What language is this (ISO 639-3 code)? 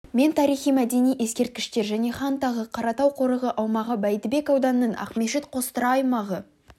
kaz